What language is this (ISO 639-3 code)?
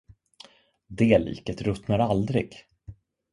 swe